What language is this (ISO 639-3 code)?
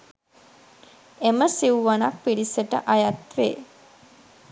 sin